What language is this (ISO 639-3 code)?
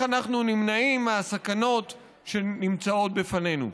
heb